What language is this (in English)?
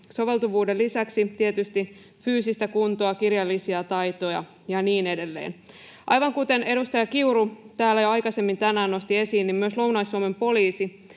Finnish